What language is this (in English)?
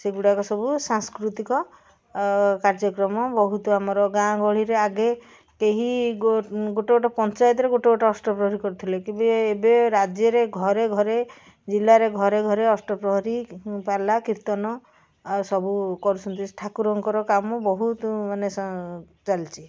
Odia